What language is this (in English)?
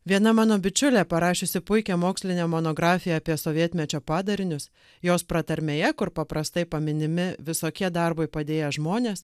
Lithuanian